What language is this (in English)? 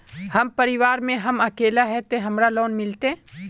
Magahi